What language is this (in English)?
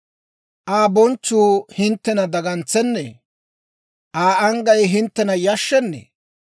Dawro